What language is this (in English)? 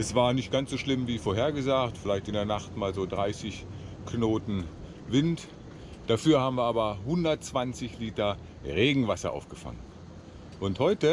German